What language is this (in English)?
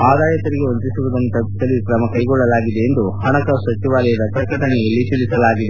Kannada